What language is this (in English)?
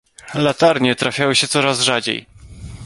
Polish